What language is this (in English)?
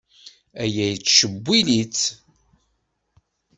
Kabyle